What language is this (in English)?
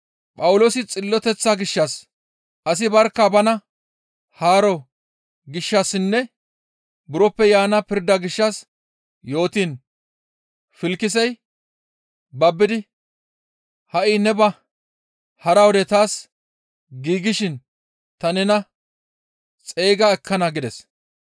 Gamo